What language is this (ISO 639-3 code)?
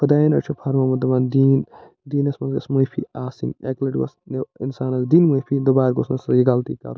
kas